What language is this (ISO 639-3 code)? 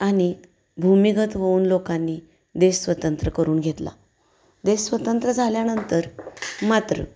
mar